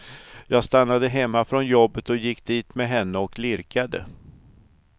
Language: Swedish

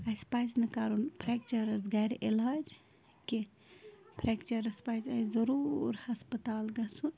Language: Kashmiri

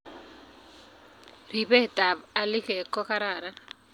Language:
Kalenjin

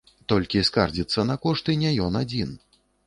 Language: Belarusian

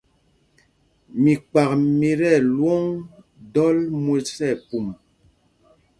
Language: Mpumpong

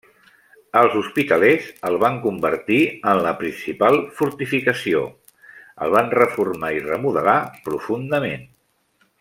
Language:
Catalan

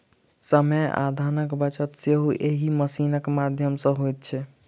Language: Maithili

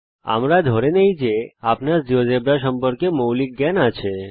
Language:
Bangla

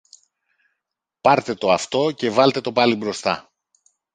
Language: Greek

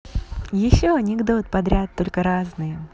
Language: Russian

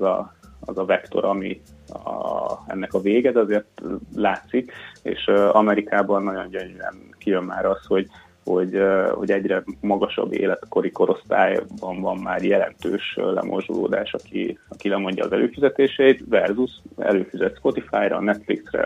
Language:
Hungarian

